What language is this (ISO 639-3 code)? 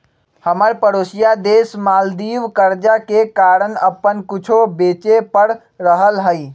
mag